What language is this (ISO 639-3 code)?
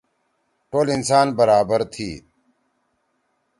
trw